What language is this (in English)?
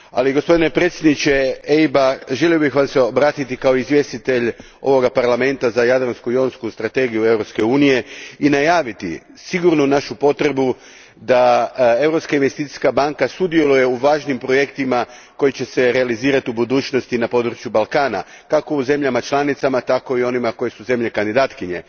Croatian